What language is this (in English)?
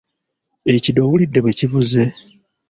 Ganda